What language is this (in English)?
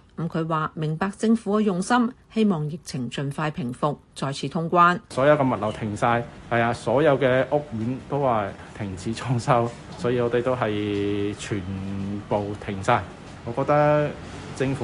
Chinese